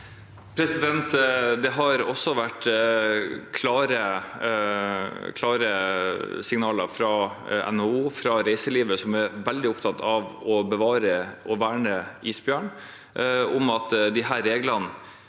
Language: Norwegian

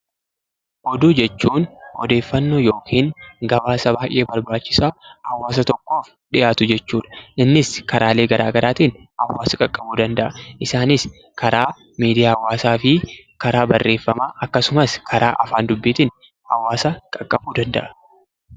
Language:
Oromo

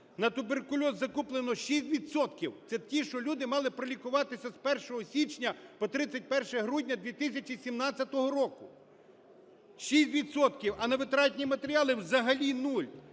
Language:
Ukrainian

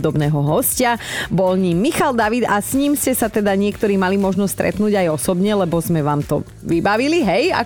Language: Slovak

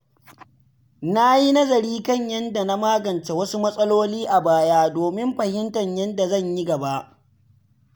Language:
Hausa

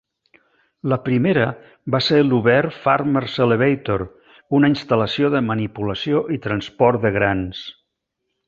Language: Catalan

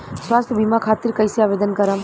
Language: Bhojpuri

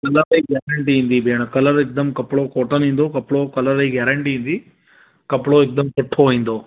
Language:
Sindhi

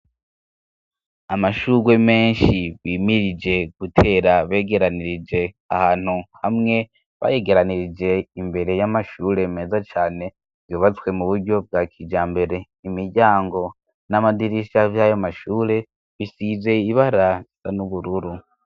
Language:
Rundi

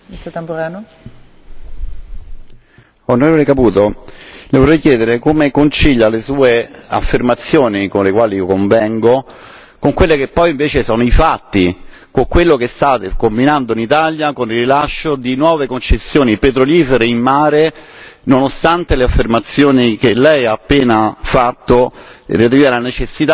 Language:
Italian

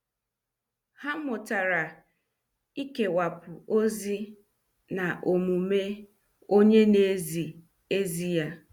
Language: Igbo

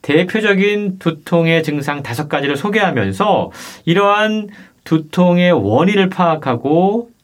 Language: Korean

